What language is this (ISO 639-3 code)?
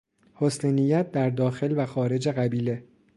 fas